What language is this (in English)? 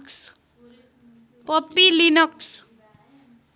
Nepali